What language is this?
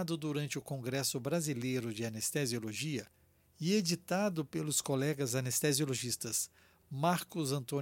Portuguese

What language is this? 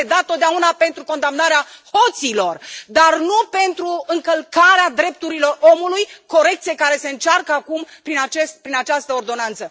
Romanian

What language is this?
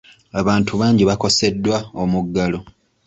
Ganda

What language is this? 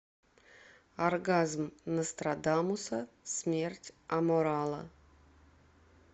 Russian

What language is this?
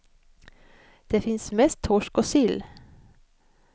Swedish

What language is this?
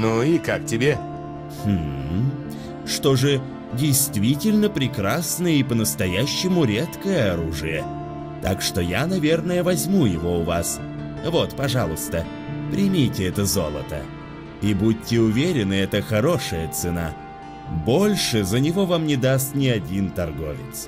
Russian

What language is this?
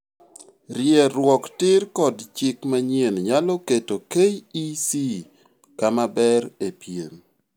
Luo (Kenya and Tanzania)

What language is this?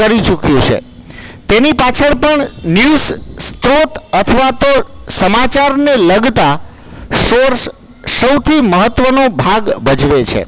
Gujarati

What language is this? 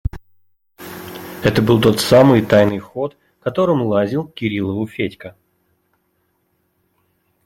Russian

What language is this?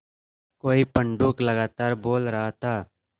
Hindi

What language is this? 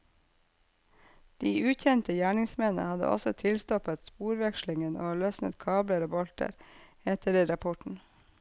Norwegian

